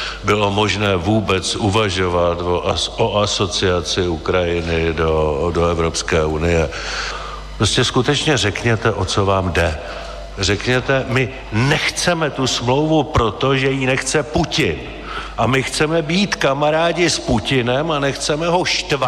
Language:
Czech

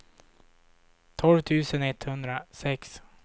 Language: Swedish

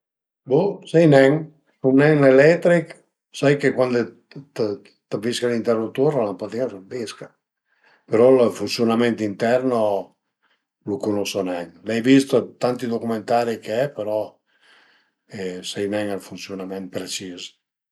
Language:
Piedmontese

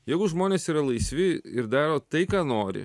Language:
Lithuanian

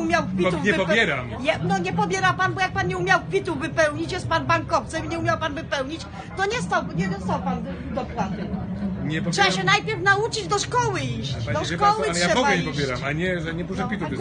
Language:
Polish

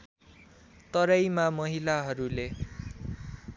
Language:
Nepali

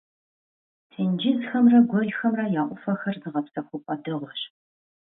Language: Kabardian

